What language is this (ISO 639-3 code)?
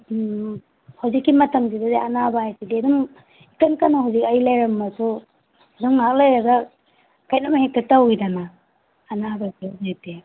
mni